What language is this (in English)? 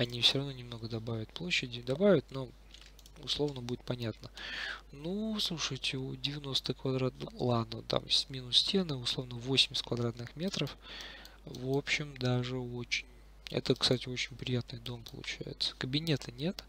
Russian